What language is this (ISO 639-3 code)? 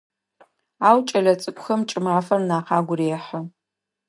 ady